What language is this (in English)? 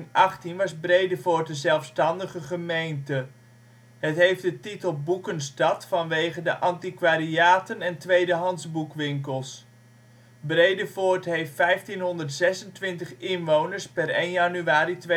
Dutch